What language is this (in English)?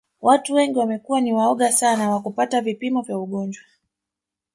Swahili